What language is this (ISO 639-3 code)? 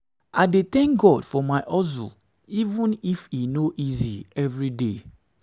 pcm